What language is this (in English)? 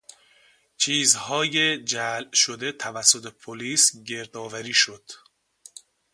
Persian